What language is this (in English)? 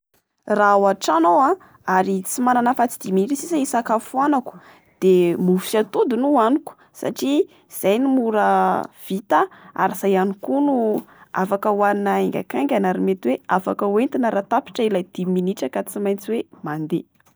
Malagasy